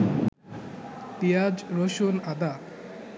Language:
Bangla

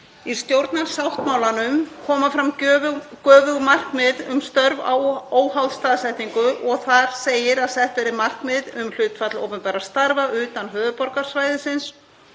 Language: Icelandic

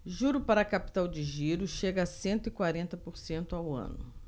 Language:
Portuguese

